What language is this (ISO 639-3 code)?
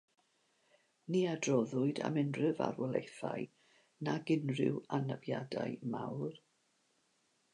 cym